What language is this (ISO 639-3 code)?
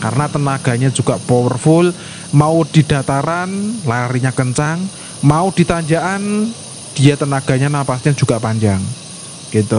ind